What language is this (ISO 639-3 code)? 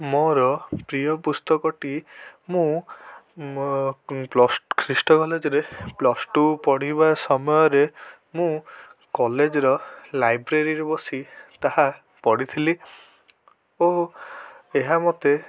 ori